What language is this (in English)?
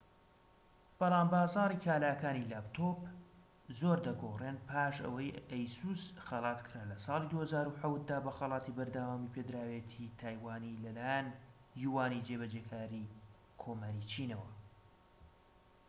Central Kurdish